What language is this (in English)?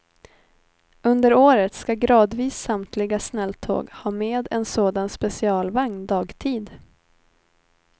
Swedish